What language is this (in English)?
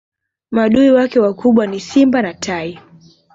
Swahili